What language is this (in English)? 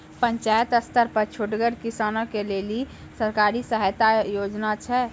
Maithili